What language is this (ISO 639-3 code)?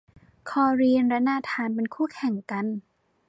tha